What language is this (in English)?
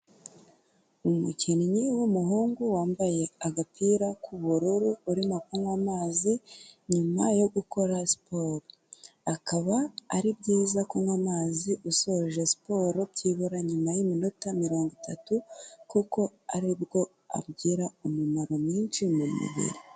Kinyarwanda